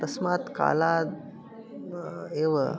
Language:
Sanskrit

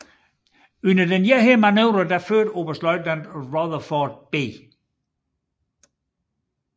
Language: Danish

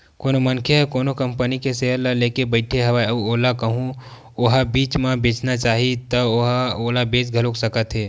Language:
Chhattisgarhi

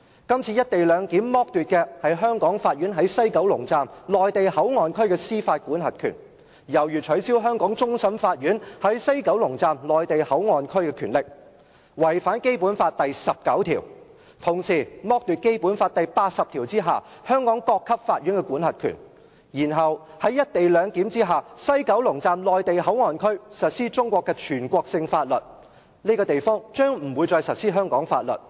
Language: Cantonese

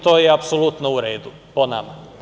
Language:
Serbian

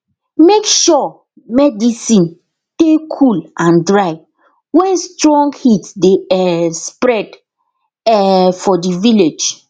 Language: Nigerian Pidgin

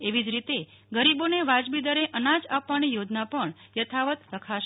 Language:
Gujarati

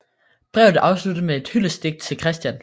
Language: Danish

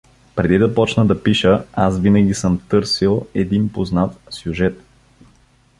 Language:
Bulgarian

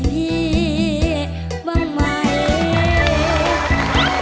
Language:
Thai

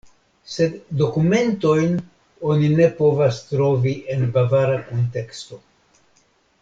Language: Esperanto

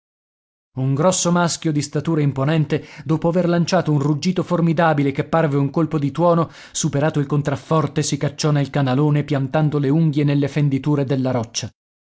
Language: Italian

